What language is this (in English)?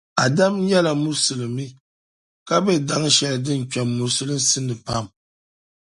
Dagbani